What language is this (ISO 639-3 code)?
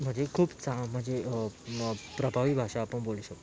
mar